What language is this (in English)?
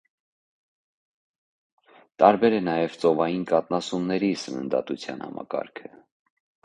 Armenian